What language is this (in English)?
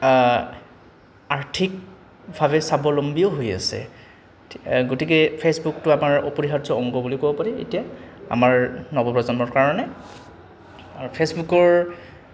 Assamese